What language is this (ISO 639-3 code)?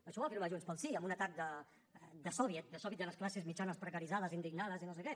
cat